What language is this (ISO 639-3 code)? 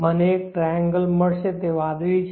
guj